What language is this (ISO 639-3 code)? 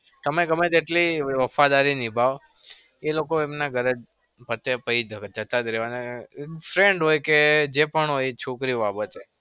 guj